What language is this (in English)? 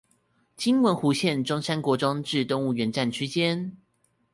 Chinese